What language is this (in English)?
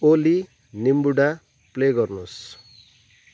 Nepali